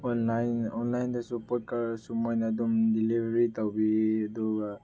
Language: Manipuri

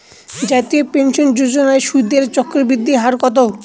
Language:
Bangla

